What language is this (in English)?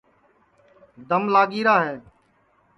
Sansi